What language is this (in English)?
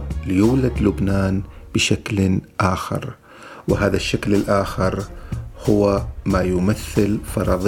Arabic